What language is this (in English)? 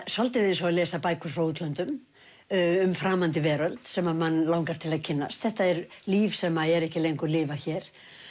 Icelandic